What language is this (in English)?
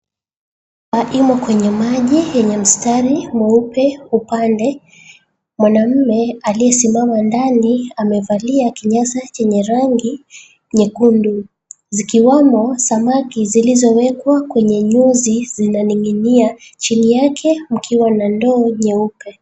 Swahili